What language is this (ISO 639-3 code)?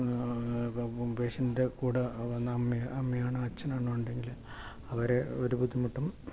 mal